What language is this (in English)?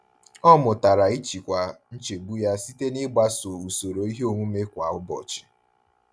Igbo